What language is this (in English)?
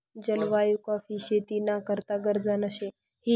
Marathi